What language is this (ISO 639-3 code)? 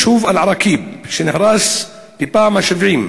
heb